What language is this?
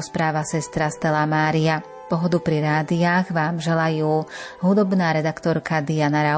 Slovak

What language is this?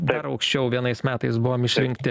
Lithuanian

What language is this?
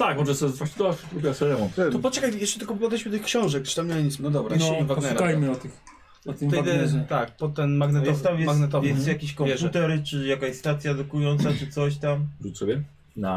Polish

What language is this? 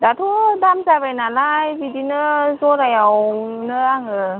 Bodo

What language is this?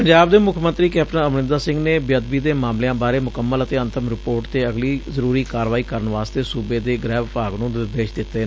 Punjabi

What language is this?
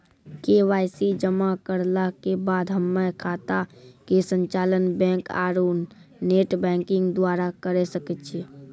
Maithili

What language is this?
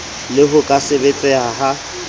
Southern Sotho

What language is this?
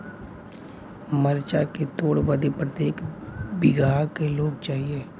Bhojpuri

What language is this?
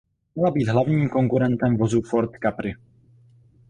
Czech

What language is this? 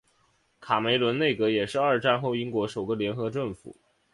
Chinese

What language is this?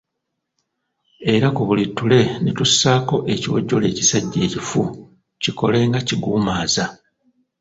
Ganda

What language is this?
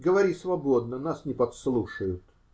Russian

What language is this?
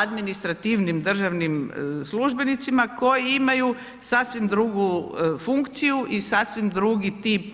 Croatian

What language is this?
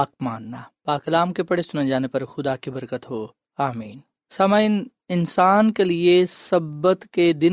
Urdu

